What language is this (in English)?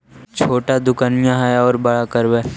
Magahi